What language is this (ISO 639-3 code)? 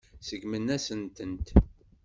kab